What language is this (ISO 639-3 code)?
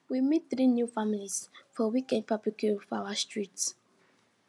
pcm